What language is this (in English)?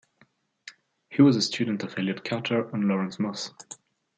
English